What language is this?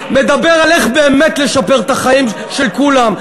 Hebrew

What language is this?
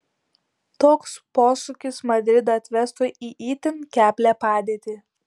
Lithuanian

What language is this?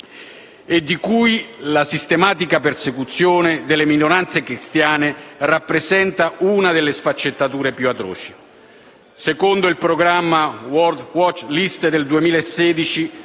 Italian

